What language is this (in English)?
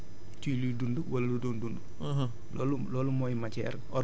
Wolof